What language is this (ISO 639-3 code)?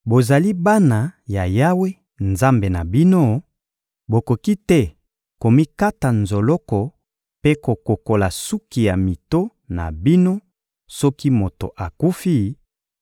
lin